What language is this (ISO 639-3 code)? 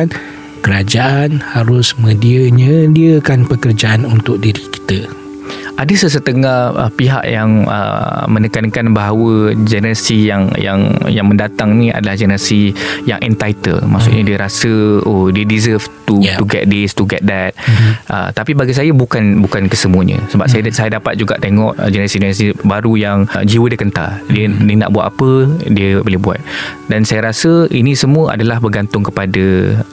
msa